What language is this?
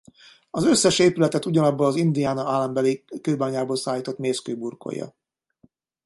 Hungarian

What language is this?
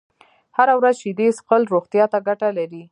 Pashto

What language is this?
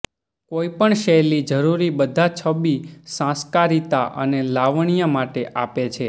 Gujarati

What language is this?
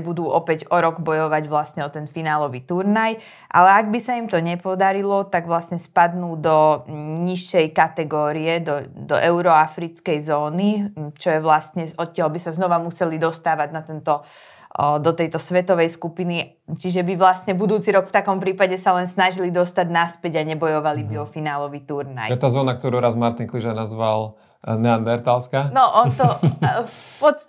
Slovak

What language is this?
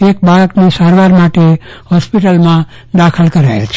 Gujarati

